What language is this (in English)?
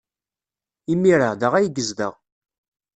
Kabyle